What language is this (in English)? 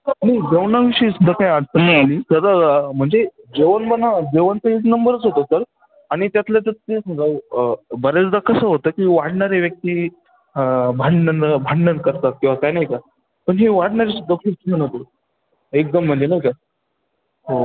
Marathi